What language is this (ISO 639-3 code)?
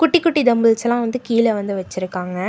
tam